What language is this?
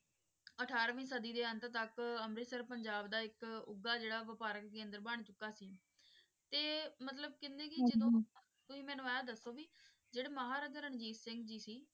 Punjabi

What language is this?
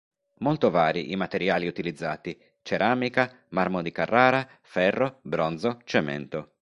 Italian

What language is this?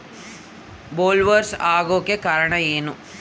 Kannada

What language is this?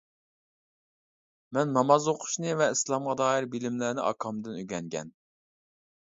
Uyghur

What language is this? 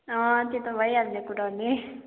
Nepali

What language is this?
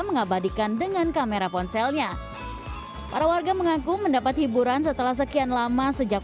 Indonesian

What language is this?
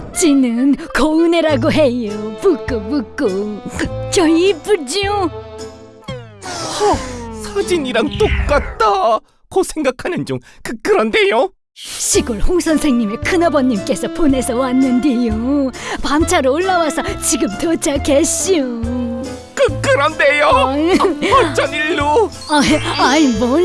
Korean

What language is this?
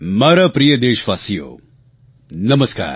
Gujarati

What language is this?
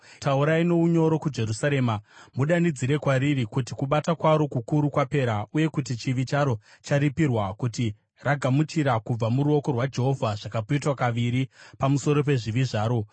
Shona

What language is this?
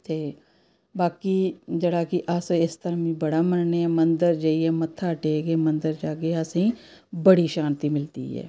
Dogri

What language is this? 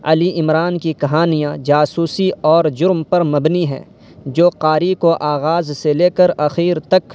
Urdu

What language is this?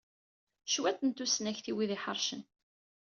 Kabyle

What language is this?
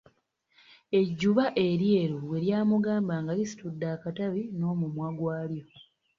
Ganda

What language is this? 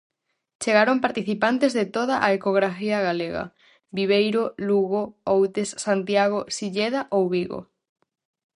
Galician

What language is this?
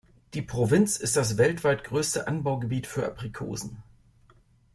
German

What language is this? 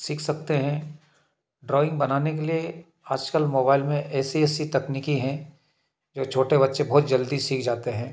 Hindi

